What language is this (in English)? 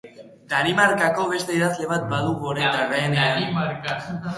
Basque